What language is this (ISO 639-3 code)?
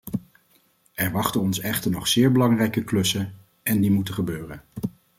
nld